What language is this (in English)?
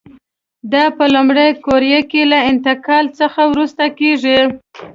Pashto